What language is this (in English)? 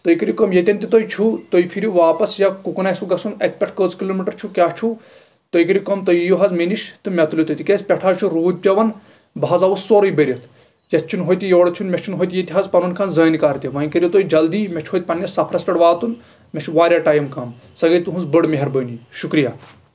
Kashmiri